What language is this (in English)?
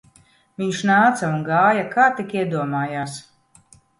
Latvian